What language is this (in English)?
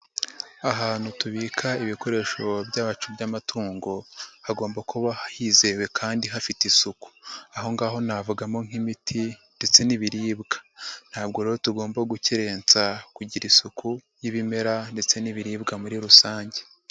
Kinyarwanda